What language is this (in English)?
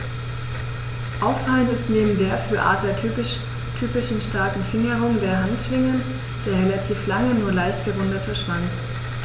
German